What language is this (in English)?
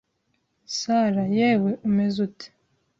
Kinyarwanda